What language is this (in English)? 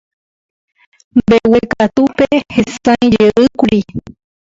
Guarani